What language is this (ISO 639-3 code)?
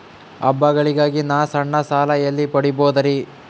kan